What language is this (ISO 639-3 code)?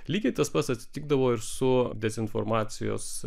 lit